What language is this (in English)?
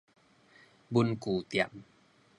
Min Nan Chinese